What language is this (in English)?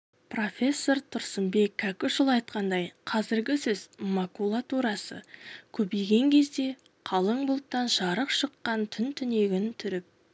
Kazakh